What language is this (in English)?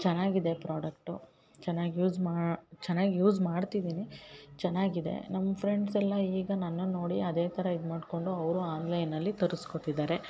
Kannada